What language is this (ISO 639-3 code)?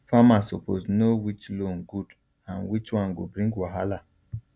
pcm